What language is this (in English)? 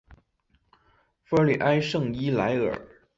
Chinese